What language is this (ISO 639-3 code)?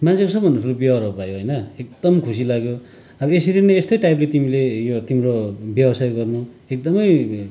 nep